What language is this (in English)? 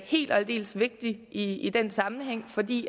Danish